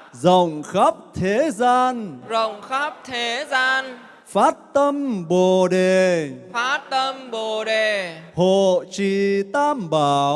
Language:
Vietnamese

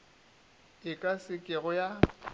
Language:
Northern Sotho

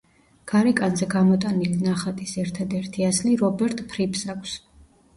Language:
Georgian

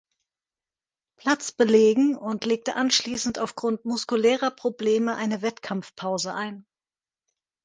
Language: German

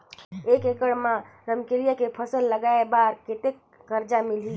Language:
Chhattisgarhi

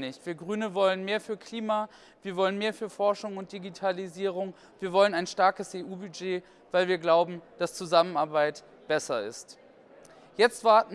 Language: German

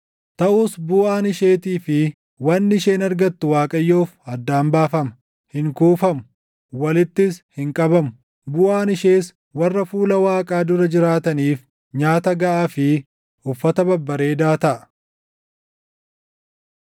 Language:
Oromo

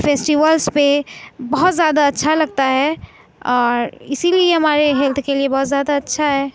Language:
Urdu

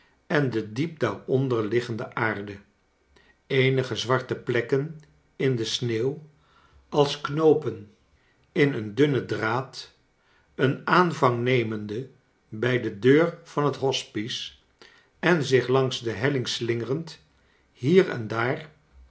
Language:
Dutch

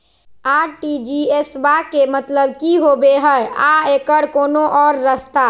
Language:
Magahi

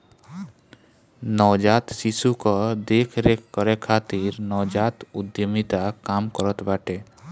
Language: Bhojpuri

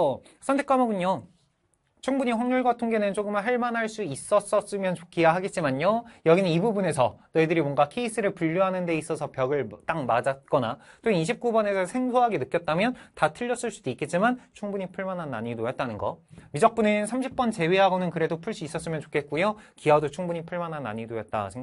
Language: Korean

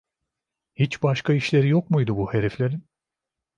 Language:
Turkish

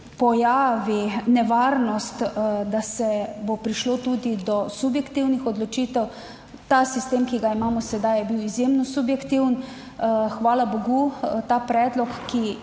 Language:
Slovenian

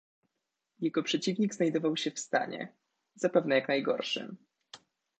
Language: Polish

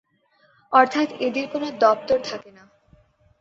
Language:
Bangla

